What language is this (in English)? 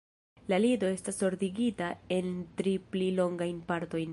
Esperanto